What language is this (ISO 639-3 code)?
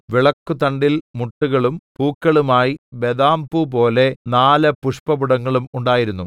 mal